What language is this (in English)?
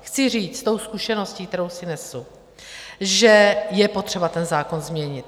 Czech